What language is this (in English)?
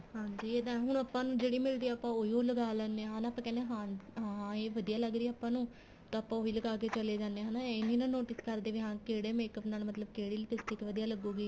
Punjabi